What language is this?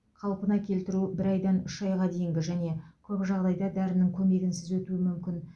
Kazakh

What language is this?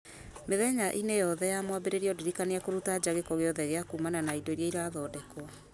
Kikuyu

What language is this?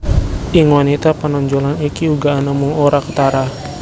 Javanese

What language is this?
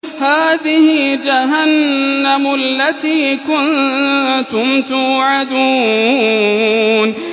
Arabic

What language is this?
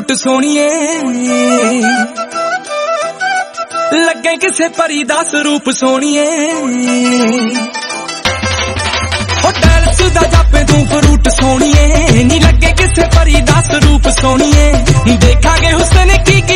Punjabi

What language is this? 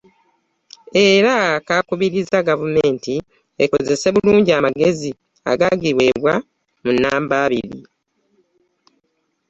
Ganda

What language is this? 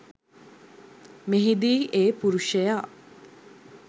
Sinhala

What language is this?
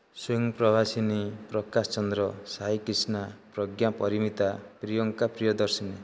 Odia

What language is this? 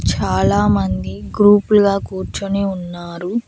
Telugu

